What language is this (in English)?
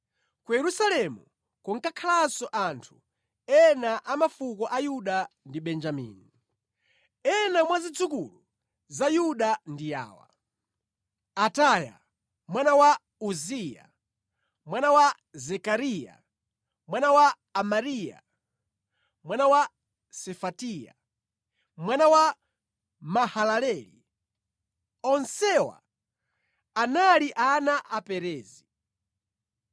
Nyanja